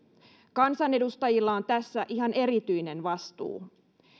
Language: Finnish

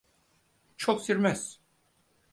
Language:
Turkish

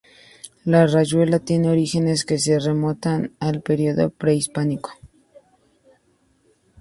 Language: Spanish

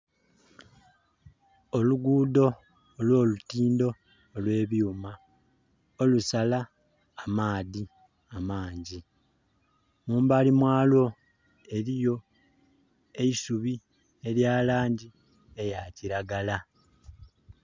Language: Soga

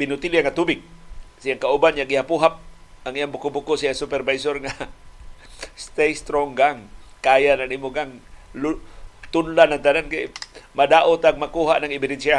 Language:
Filipino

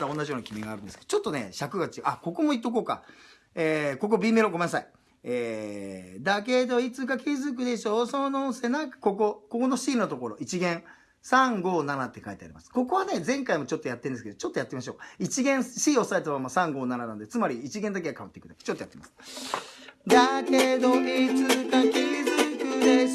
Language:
Japanese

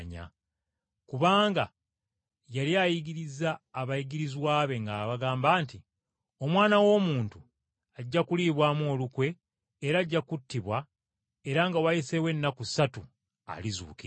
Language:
Ganda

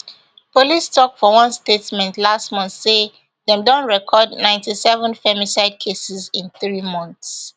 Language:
Nigerian Pidgin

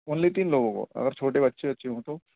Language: Urdu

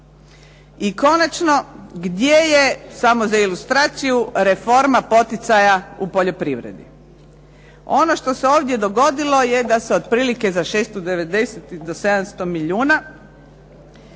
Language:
Croatian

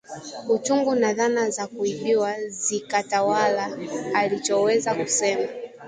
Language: Swahili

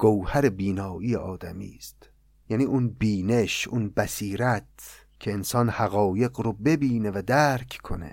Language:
Persian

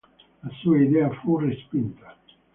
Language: Italian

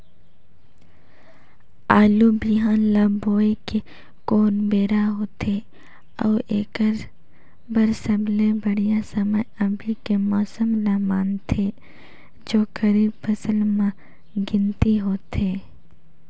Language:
Chhattisgarhi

